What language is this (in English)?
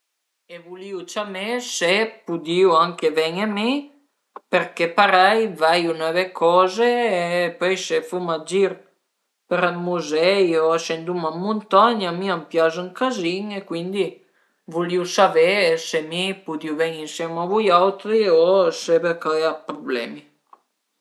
Piedmontese